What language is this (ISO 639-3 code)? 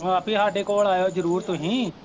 pan